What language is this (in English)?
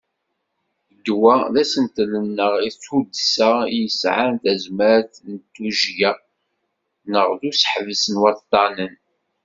Kabyle